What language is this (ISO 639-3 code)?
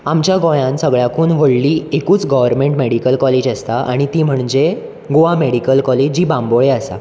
kok